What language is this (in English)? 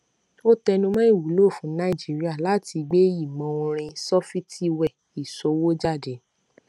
Yoruba